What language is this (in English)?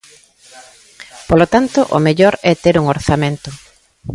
Galician